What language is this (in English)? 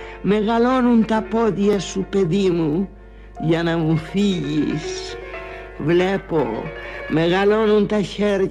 Greek